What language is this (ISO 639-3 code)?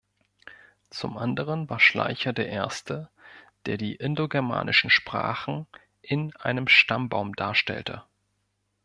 deu